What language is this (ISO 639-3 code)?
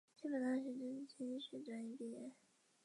zho